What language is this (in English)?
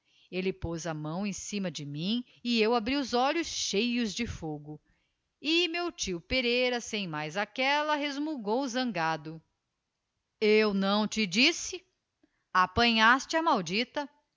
Portuguese